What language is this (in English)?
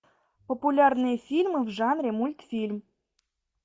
Russian